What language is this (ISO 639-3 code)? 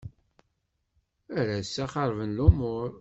kab